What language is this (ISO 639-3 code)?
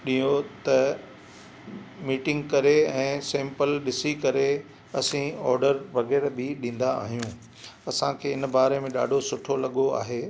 snd